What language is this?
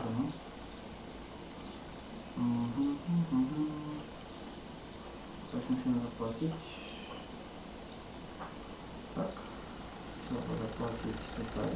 Polish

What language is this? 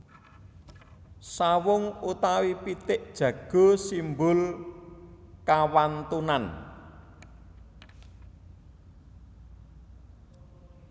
Javanese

